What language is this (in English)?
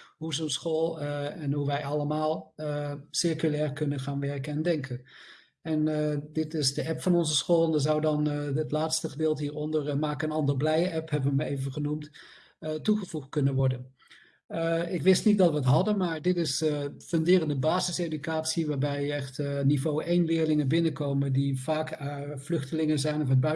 Dutch